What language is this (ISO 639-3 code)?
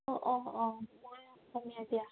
asm